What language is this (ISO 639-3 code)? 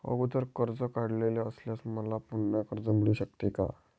mar